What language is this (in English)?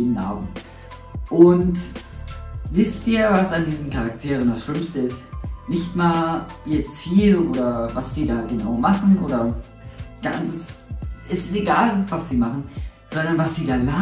German